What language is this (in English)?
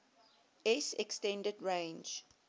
English